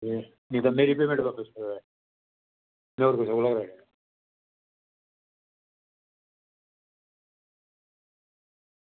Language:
Dogri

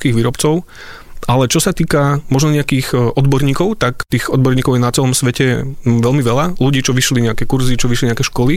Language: Slovak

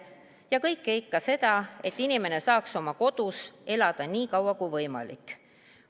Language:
Estonian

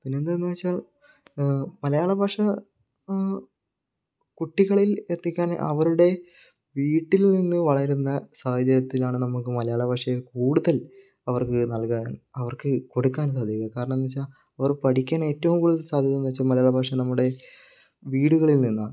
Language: Malayalam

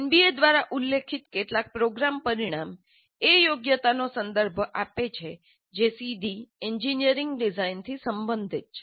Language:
Gujarati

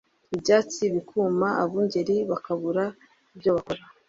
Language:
Kinyarwanda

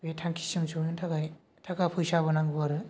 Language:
Bodo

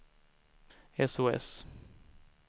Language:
Swedish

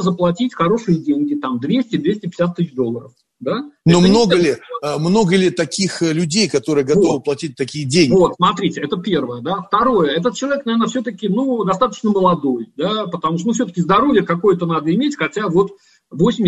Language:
Russian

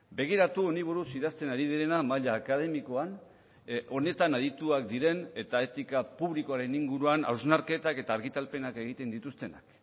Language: Basque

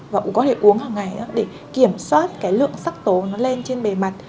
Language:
Vietnamese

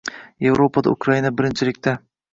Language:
Uzbek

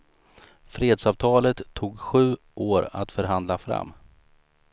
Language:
Swedish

